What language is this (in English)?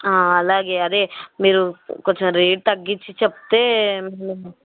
Telugu